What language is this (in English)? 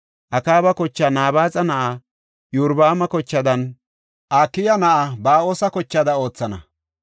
Gofa